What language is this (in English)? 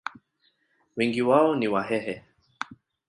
Swahili